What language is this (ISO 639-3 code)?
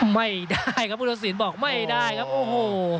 tha